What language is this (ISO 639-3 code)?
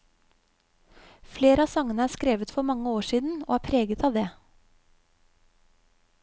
nor